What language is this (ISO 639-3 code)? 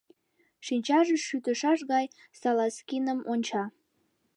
chm